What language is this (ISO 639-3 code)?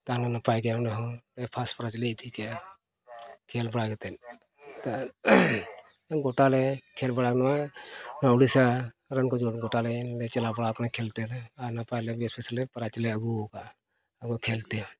sat